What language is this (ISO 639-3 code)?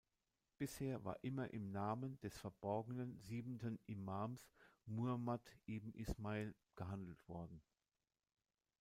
deu